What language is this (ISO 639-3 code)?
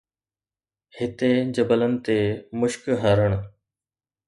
snd